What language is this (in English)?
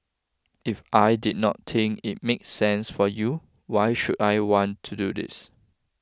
English